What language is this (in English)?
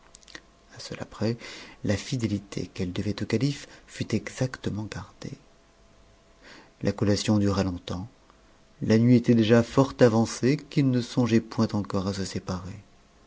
French